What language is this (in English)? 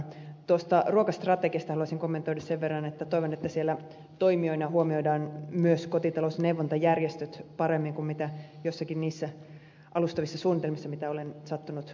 Finnish